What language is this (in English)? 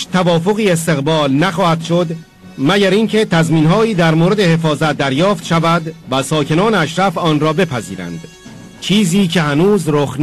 Persian